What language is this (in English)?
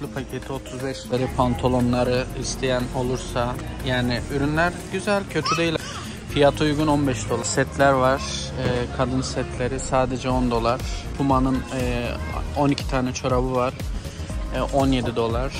Turkish